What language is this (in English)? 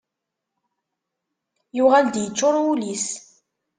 Kabyle